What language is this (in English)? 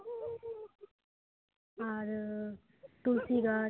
Santali